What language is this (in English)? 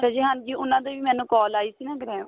Punjabi